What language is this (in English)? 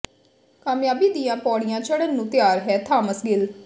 Punjabi